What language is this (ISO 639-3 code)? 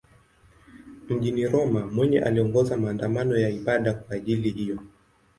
swa